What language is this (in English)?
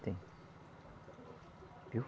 Portuguese